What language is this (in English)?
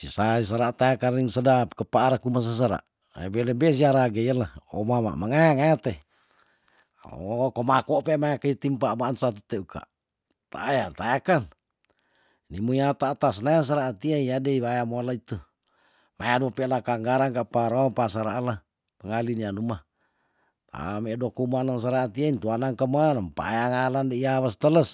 Tondano